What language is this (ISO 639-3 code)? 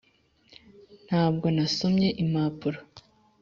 kin